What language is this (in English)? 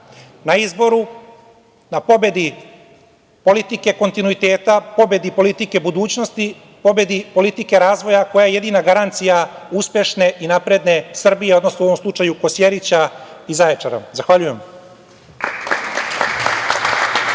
Serbian